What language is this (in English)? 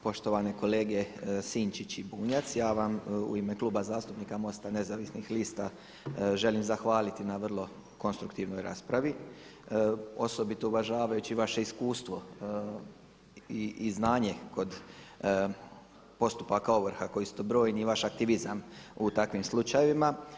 Croatian